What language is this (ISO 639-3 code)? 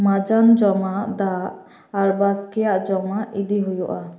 sat